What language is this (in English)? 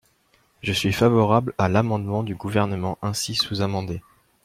French